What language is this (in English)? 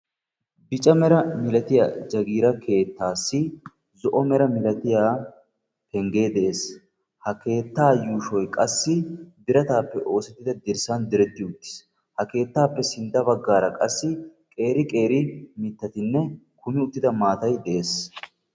Wolaytta